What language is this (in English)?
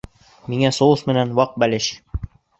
Bashkir